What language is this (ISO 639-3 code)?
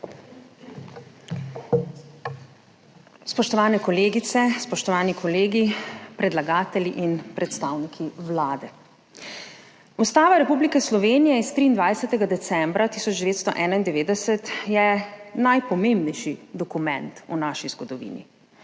slv